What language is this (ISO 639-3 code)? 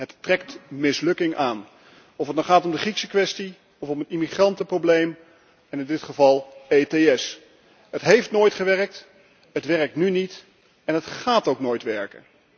nld